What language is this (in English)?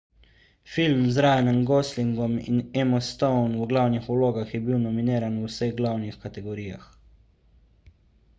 Slovenian